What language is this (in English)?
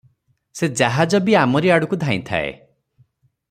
Odia